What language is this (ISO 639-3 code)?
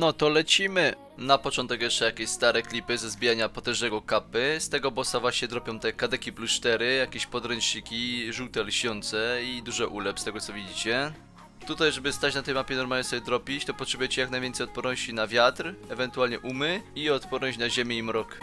pol